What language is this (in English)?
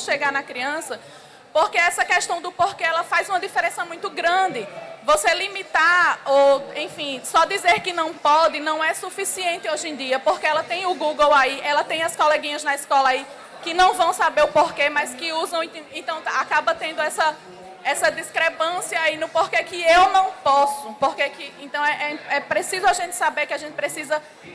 Portuguese